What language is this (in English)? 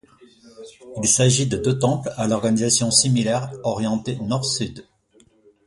French